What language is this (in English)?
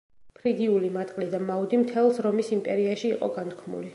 Georgian